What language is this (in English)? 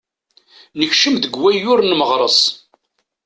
Kabyle